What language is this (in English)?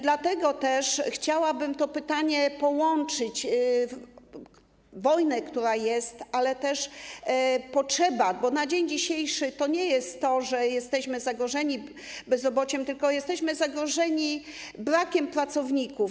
Polish